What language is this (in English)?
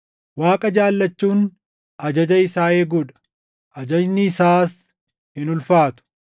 Oromo